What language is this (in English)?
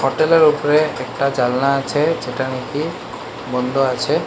Bangla